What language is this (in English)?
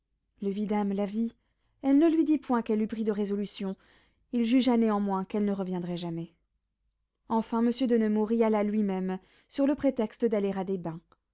French